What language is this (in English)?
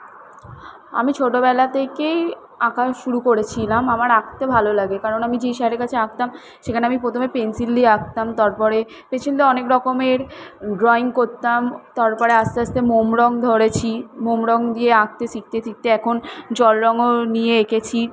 Bangla